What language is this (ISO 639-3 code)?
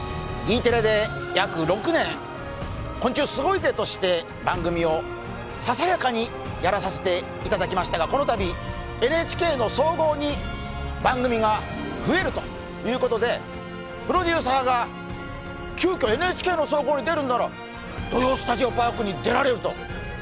jpn